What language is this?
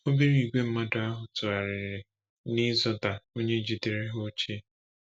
Igbo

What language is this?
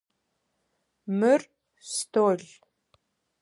Adyghe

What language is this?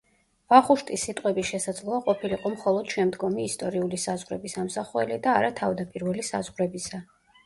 Georgian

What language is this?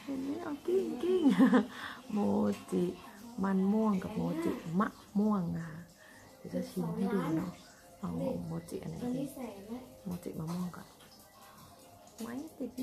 Thai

